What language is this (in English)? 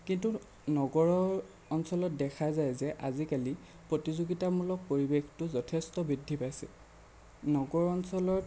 Assamese